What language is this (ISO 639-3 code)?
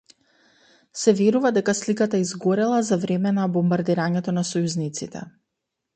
mkd